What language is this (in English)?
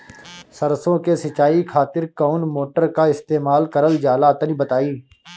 Bhojpuri